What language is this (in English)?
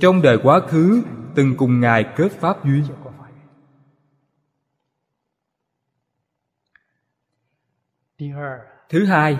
Vietnamese